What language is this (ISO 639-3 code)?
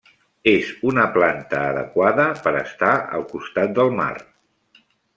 cat